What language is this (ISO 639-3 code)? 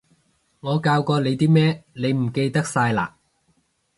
yue